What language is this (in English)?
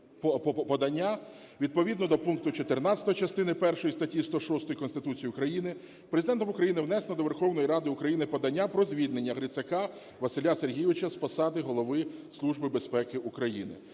Ukrainian